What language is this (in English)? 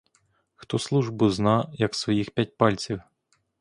Ukrainian